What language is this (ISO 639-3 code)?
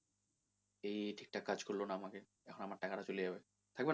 ben